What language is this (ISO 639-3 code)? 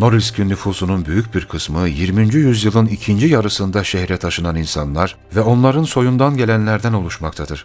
tur